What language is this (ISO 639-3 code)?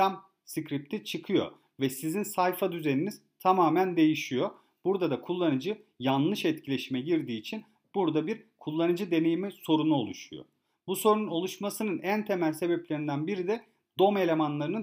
tur